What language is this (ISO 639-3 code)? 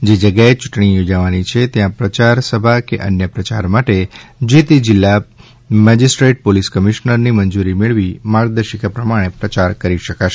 guj